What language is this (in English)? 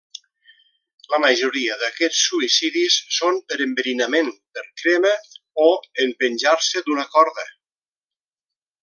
Catalan